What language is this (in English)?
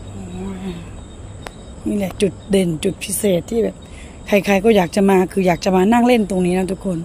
Thai